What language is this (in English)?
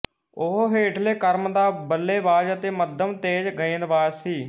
Punjabi